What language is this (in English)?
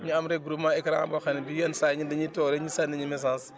Wolof